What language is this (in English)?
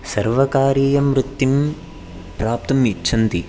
Sanskrit